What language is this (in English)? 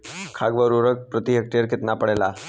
Bhojpuri